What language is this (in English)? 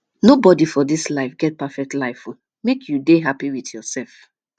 Nigerian Pidgin